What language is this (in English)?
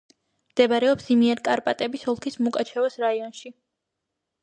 Georgian